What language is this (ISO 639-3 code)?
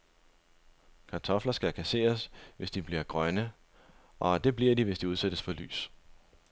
dan